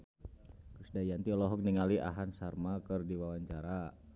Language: Sundanese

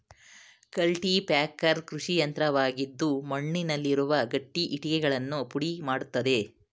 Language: Kannada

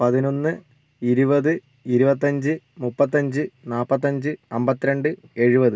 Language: Malayalam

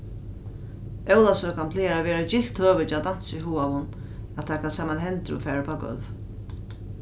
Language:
Faroese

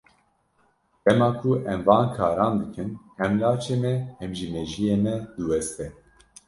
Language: Kurdish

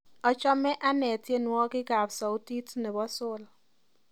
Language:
Kalenjin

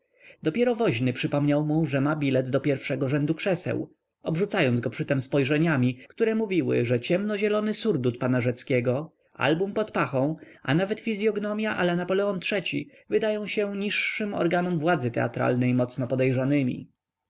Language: Polish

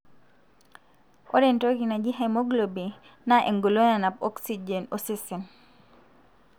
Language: Masai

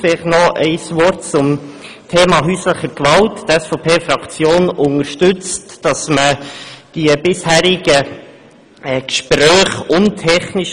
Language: Swiss German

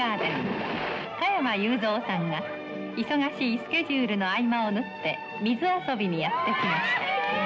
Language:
Japanese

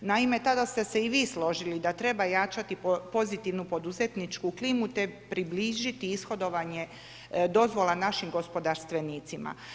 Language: Croatian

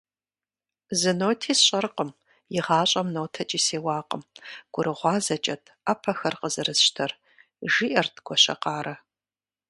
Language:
Kabardian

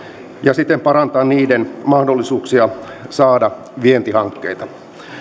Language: Finnish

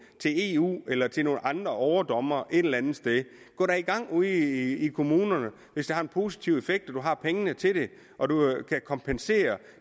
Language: Danish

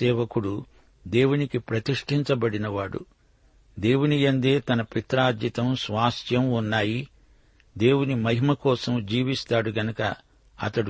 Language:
Telugu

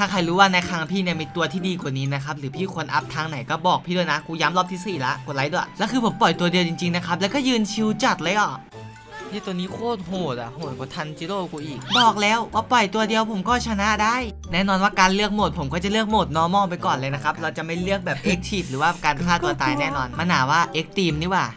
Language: Thai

